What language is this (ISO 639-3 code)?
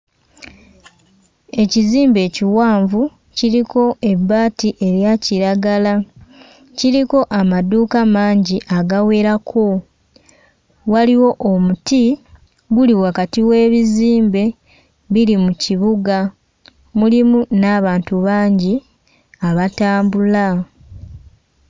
lug